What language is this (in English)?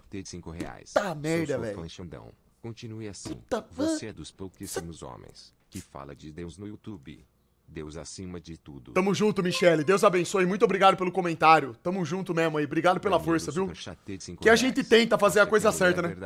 Portuguese